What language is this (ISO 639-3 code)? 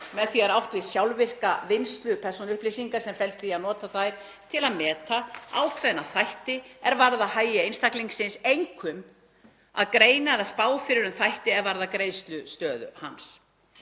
isl